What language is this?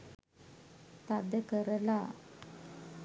Sinhala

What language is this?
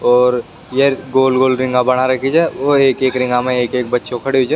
Rajasthani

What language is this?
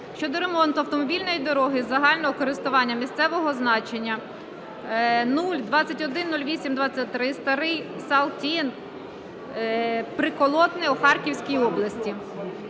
Ukrainian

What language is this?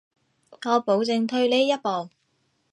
Cantonese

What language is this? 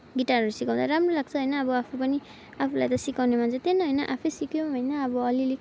Nepali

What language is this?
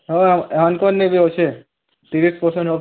Odia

